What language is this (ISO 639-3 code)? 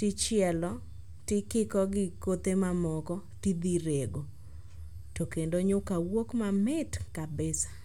luo